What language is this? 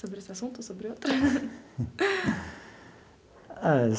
Portuguese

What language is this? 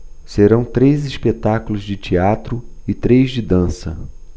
Portuguese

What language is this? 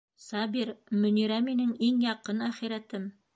Bashkir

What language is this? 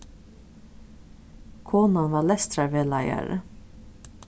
Faroese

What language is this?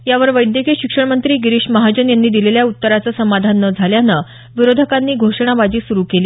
Marathi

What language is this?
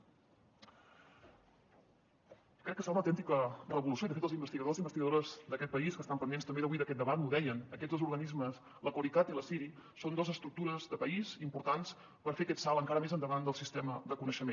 Catalan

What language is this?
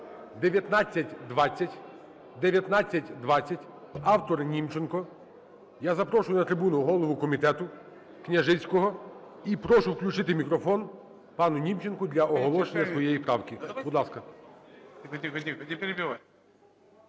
Ukrainian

